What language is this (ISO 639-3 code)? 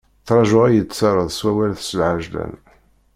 kab